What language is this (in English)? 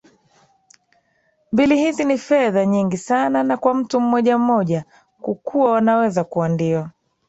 Swahili